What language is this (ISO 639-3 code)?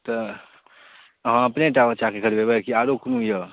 mai